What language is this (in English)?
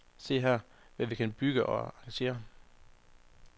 Danish